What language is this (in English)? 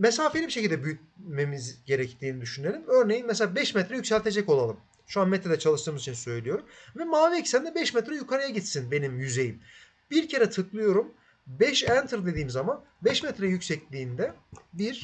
Turkish